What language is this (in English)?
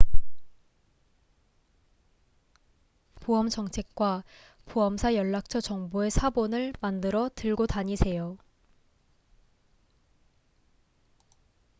Korean